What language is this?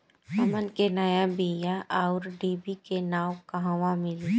Bhojpuri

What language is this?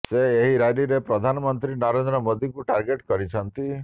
Odia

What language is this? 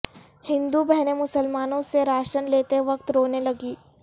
Urdu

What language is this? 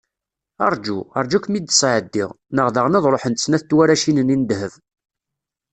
Kabyle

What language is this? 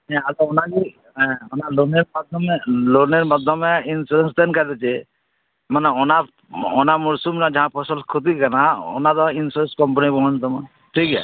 Santali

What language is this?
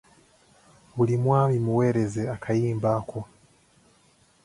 Ganda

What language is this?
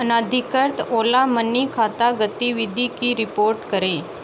Hindi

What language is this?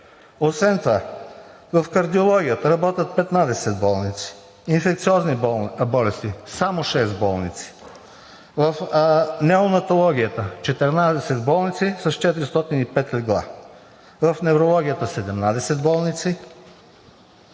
Bulgarian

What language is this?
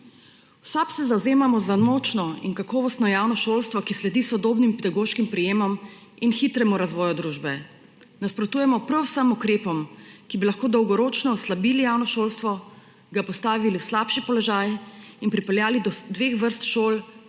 Slovenian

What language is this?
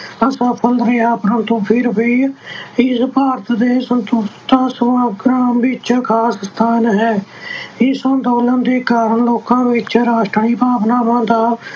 Punjabi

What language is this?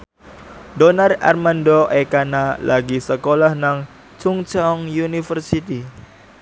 Javanese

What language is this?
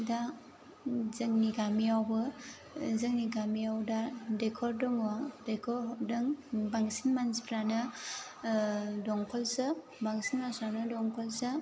Bodo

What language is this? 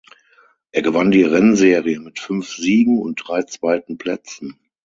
German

